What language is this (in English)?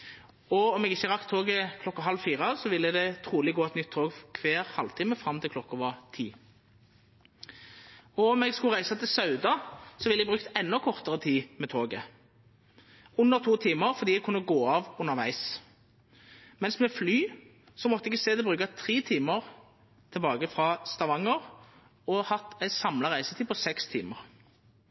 Norwegian Nynorsk